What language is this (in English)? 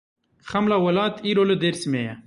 Kurdish